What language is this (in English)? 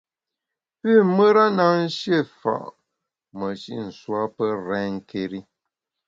Bamun